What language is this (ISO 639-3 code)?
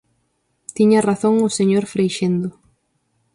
glg